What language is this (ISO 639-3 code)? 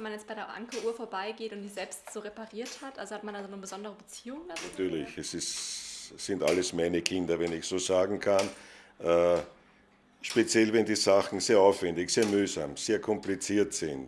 deu